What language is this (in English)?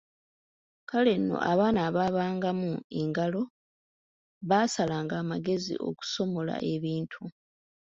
Ganda